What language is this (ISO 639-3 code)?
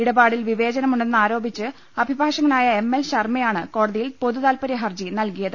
mal